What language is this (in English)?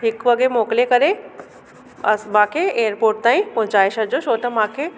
Sindhi